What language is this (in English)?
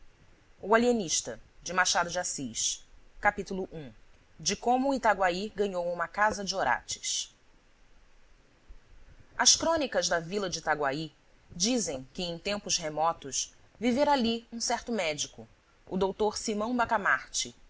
Portuguese